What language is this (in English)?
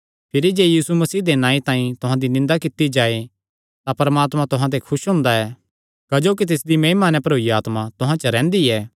Kangri